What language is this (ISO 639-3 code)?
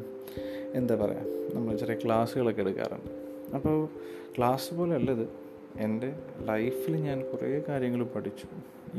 mal